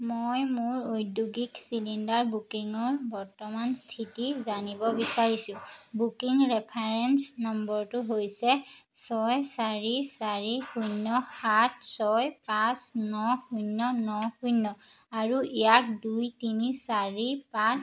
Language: Assamese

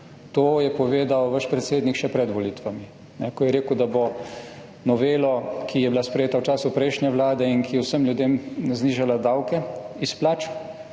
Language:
Slovenian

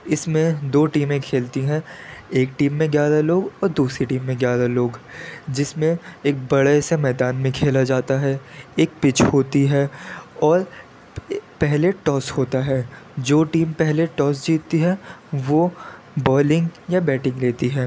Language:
Urdu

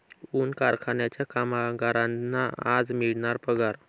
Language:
Marathi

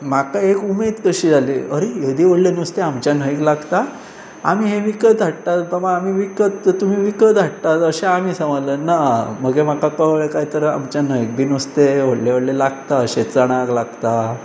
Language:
Konkani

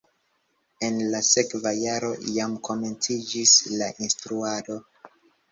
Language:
Esperanto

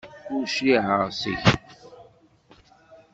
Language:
Kabyle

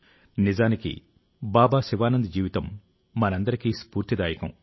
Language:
Telugu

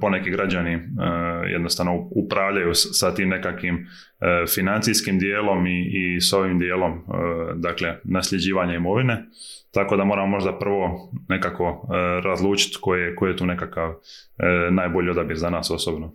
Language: Croatian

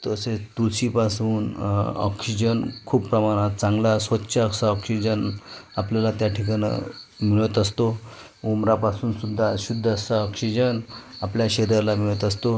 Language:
Marathi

